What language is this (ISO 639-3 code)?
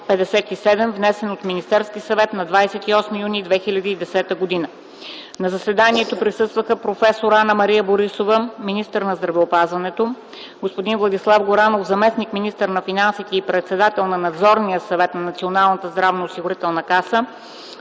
bul